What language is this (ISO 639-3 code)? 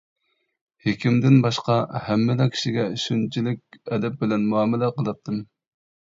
uig